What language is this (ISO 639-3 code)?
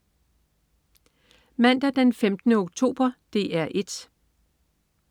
dan